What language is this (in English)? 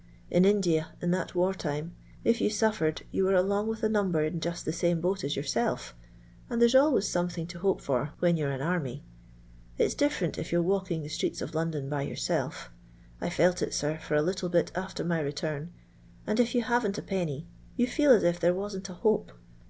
English